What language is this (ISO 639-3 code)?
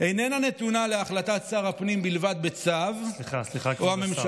heb